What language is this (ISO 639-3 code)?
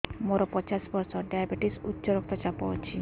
ori